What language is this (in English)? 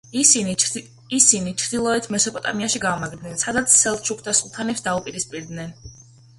Georgian